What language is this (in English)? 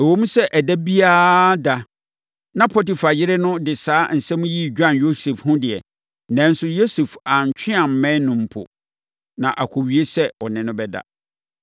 Akan